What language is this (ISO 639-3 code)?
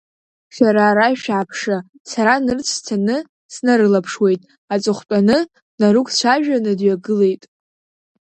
abk